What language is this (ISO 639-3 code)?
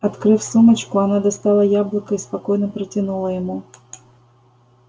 rus